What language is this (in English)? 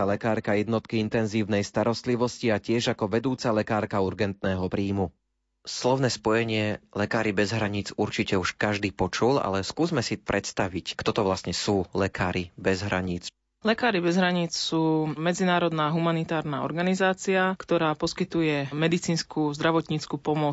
Slovak